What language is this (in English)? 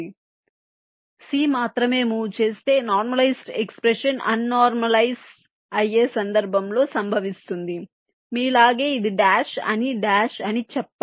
Telugu